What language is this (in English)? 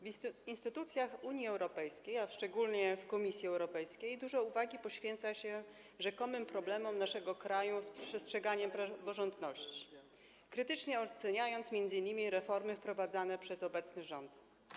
Polish